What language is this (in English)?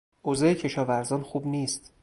Persian